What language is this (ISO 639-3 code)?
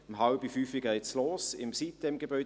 gsw